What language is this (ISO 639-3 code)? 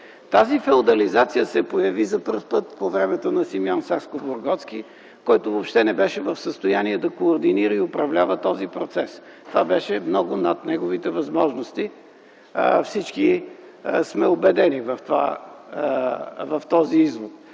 bul